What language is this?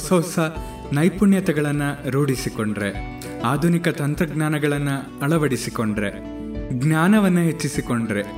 Kannada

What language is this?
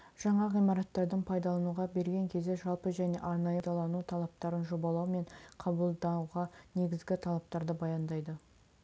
Kazakh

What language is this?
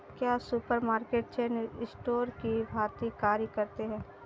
Hindi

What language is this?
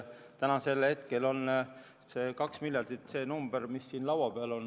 Estonian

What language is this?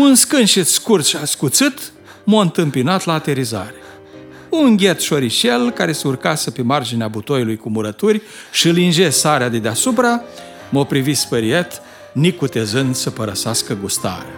Romanian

